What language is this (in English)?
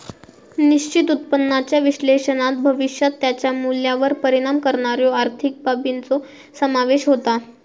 Marathi